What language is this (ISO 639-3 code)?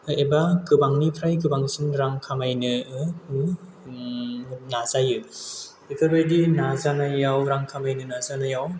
brx